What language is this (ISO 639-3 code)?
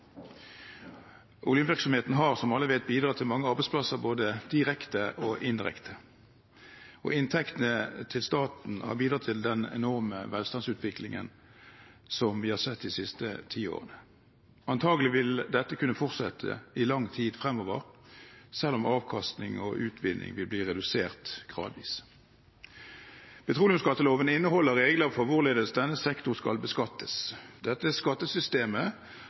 nob